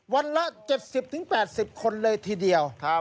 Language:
Thai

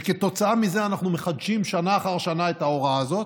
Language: Hebrew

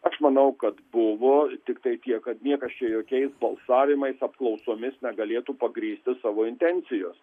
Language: Lithuanian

